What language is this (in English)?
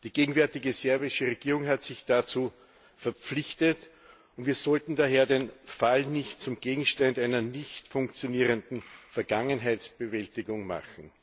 German